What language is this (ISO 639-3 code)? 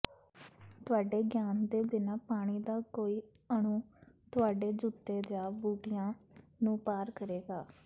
pan